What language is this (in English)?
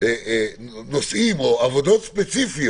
Hebrew